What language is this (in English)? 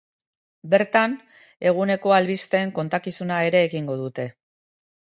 Basque